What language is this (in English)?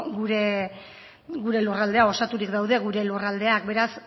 Basque